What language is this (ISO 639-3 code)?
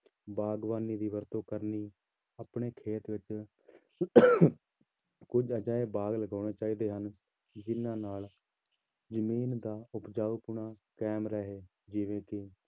pan